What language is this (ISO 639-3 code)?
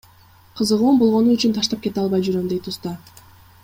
kir